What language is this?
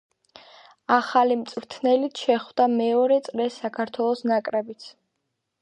Georgian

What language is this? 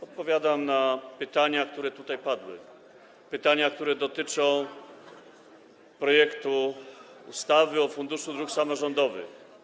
Polish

